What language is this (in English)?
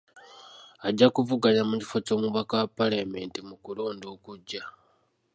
Ganda